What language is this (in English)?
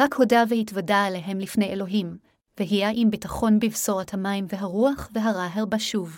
Hebrew